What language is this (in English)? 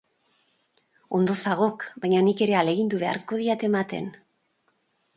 Basque